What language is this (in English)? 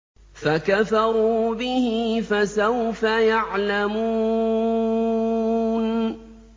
Arabic